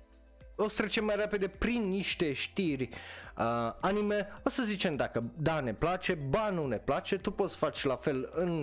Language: Romanian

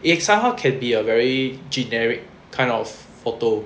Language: English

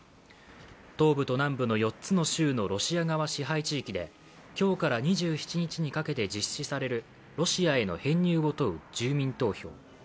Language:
Japanese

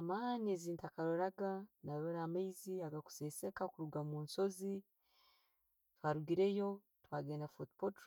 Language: Tooro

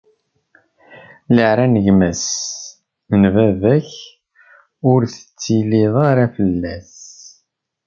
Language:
Kabyle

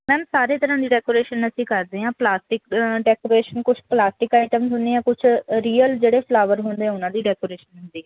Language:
Punjabi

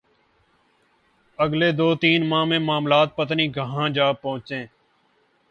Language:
Urdu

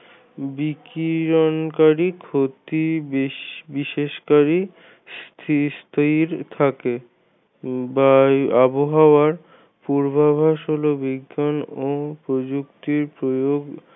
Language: Bangla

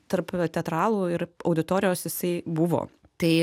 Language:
Lithuanian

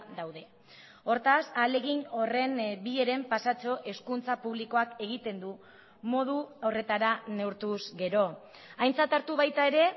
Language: Basque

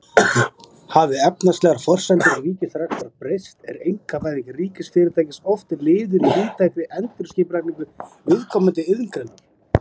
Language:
Icelandic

